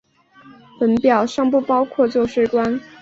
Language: Chinese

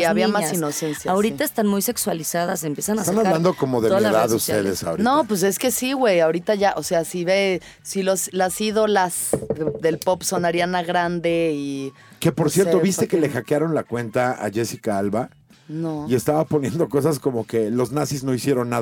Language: Spanish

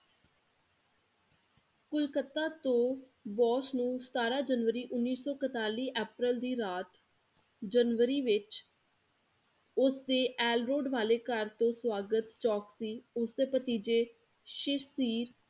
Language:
Punjabi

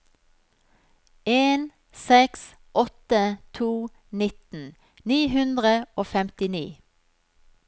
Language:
Norwegian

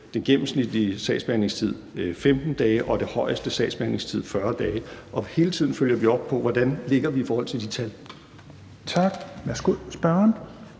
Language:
Danish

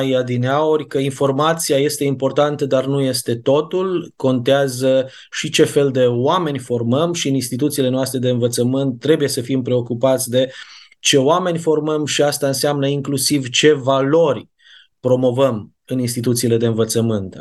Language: Romanian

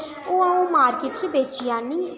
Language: Dogri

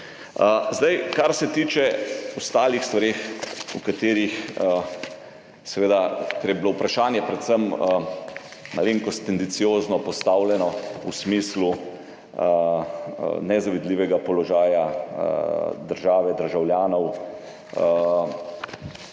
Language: Slovenian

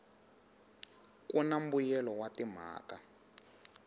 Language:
Tsonga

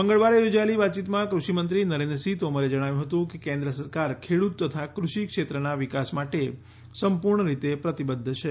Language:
Gujarati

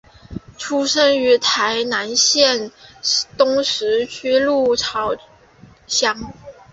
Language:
Chinese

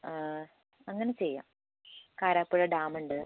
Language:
Malayalam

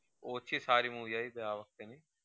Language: Gujarati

